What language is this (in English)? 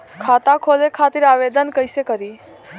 Bhojpuri